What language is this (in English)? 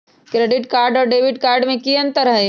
Magahi